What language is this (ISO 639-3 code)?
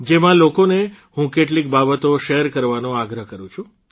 guj